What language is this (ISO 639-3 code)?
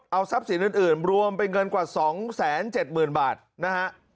tha